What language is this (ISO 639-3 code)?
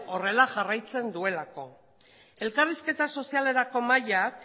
eus